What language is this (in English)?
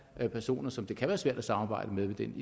Danish